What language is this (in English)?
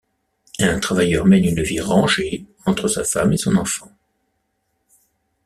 French